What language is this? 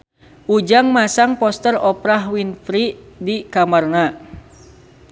Sundanese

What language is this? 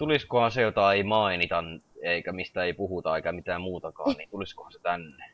Finnish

